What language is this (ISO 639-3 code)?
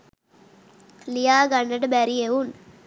sin